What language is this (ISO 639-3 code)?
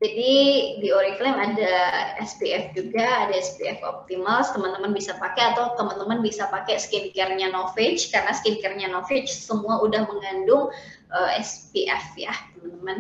ind